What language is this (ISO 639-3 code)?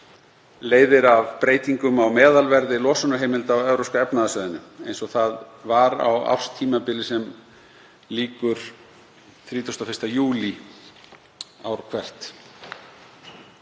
isl